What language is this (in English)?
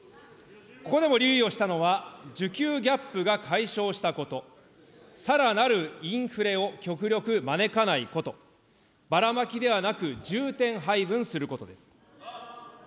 Japanese